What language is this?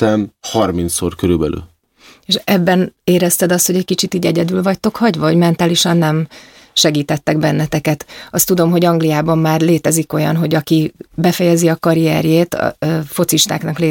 Hungarian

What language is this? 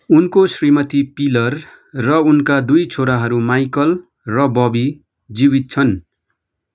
Nepali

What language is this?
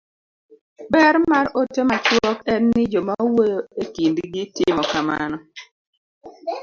Luo (Kenya and Tanzania)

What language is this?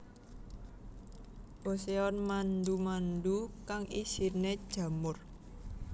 Javanese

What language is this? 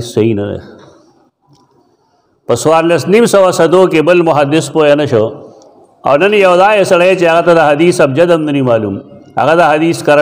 Arabic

